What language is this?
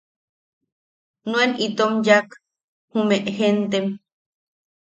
Yaqui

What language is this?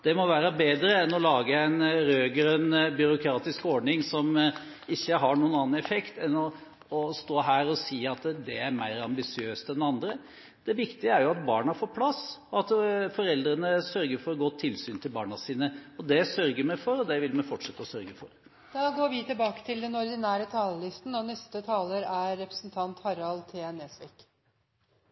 Norwegian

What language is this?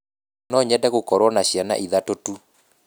Kikuyu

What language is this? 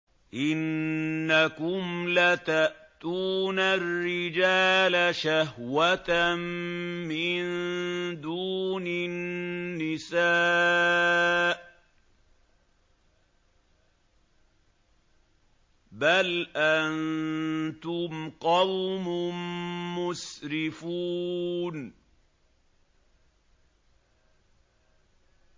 Arabic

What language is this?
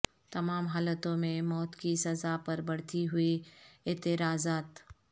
Urdu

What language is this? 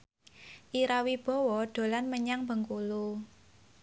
Javanese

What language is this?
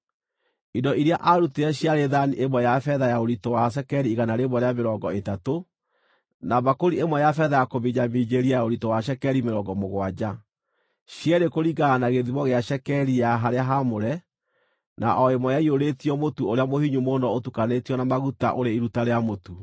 Kikuyu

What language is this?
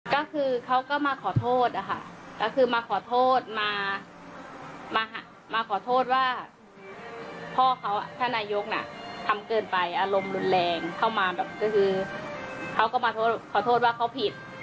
Thai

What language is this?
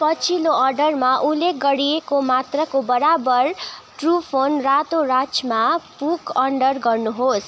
Nepali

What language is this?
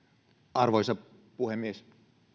Finnish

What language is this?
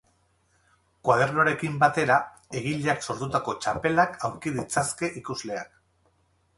Basque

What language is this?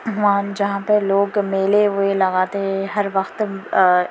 Urdu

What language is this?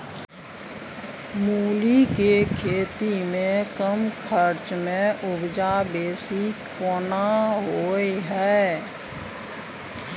Maithili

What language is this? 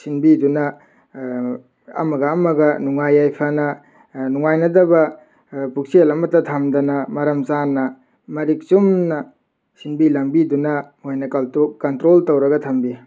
Manipuri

